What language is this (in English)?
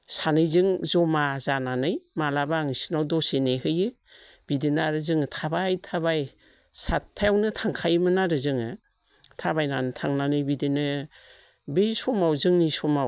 Bodo